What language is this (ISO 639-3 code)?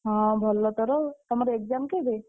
ori